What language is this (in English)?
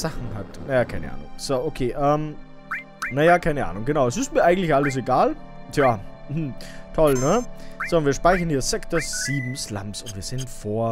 German